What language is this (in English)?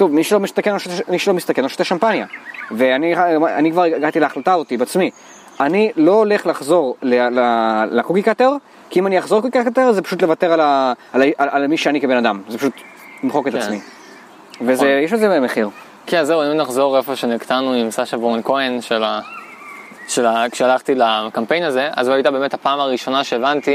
Hebrew